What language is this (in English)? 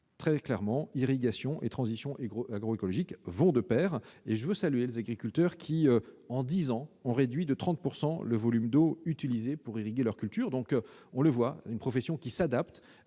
French